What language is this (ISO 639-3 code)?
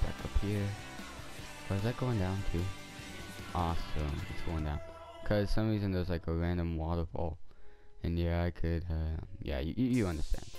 eng